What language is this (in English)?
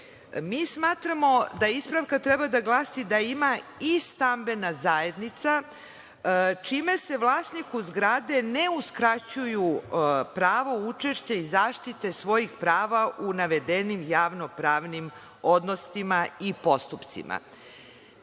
Serbian